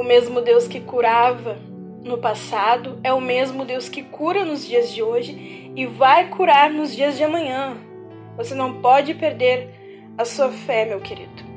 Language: Portuguese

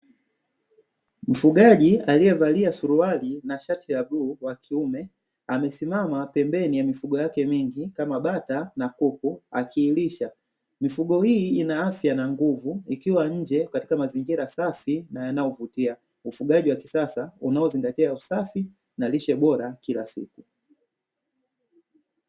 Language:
Swahili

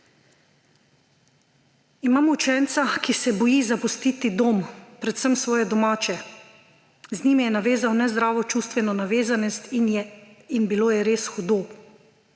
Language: Slovenian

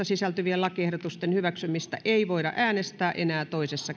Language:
Finnish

